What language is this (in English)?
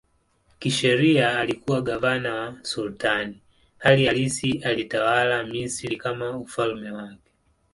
Swahili